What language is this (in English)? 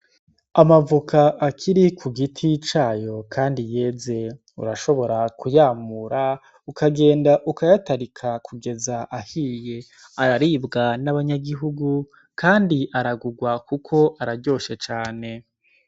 Rundi